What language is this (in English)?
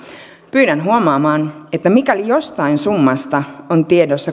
Finnish